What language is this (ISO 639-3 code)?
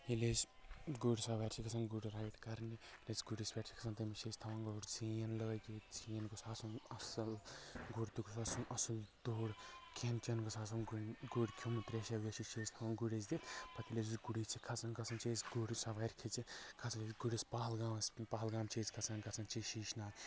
kas